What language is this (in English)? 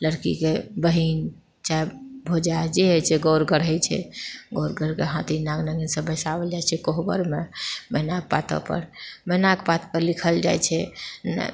Maithili